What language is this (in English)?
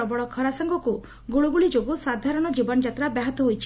Odia